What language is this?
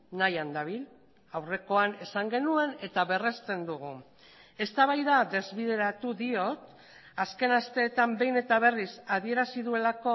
Basque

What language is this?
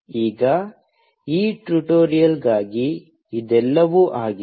Kannada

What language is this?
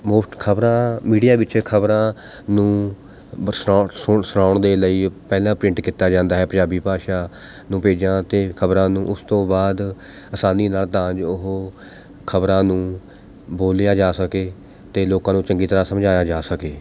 Punjabi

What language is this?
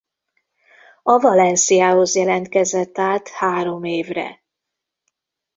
Hungarian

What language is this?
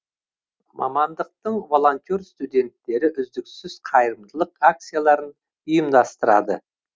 Kazakh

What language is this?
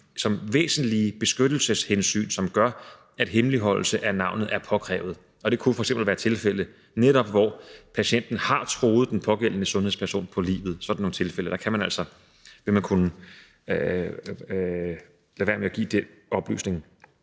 Danish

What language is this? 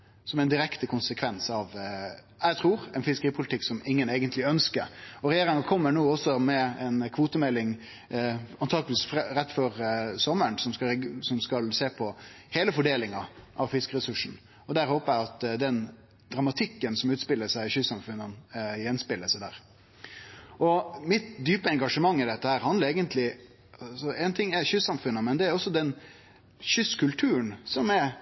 Norwegian Nynorsk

